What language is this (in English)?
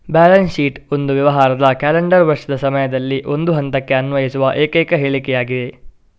Kannada